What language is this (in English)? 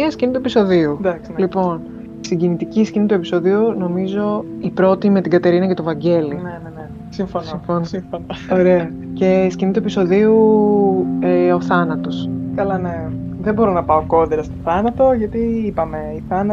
Greek